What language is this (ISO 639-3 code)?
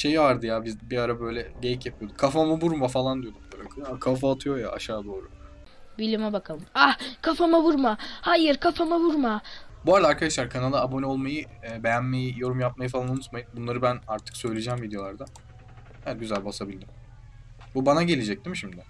tur